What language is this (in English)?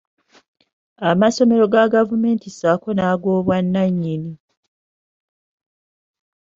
Ganda